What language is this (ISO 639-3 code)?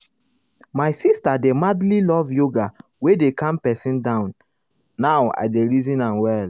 pcm